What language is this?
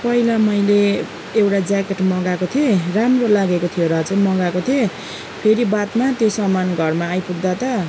Nepali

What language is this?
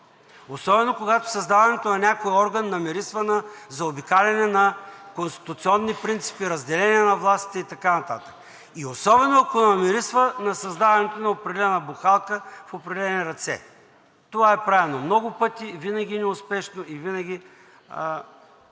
Bulgarian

